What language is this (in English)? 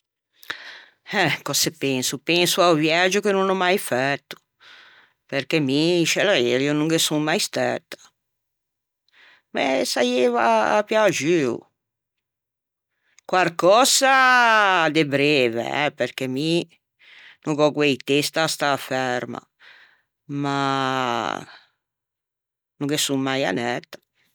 Ligurian